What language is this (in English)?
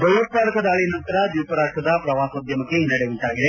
Kannada